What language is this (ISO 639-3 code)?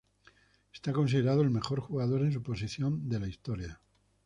spa